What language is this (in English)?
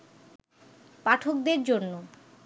Bangla